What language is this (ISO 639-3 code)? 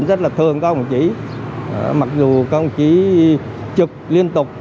vie